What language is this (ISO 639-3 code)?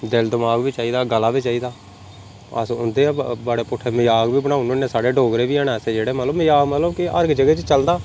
doi